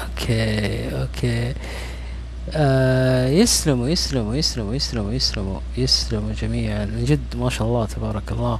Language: Arabic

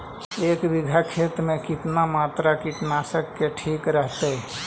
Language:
Magahi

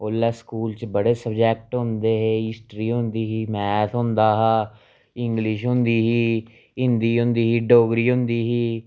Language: Dogri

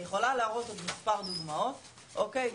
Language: Hebrew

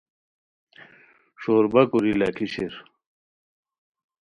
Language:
Khowar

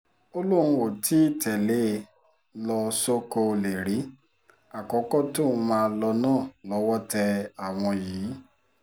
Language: Yoruba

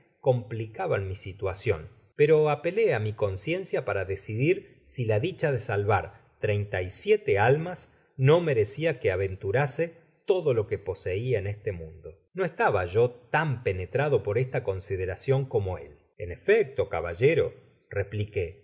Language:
Spanish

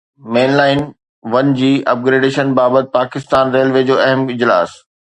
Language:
Sindhi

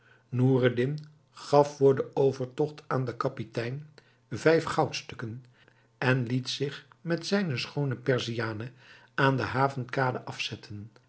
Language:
Dutch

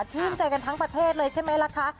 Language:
Thai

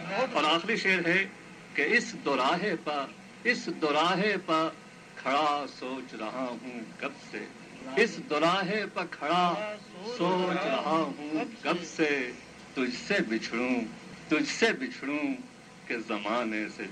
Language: Urdu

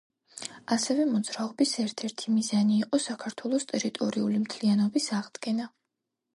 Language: Georgian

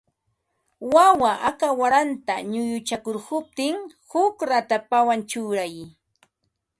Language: Ambo-Pasco Quechua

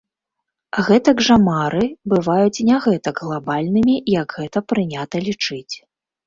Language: Belarusian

